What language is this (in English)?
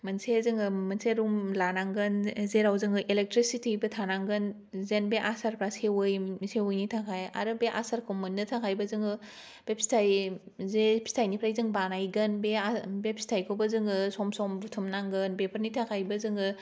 Bodo